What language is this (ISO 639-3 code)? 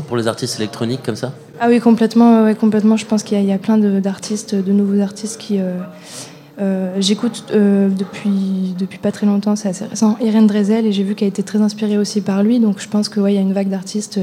fra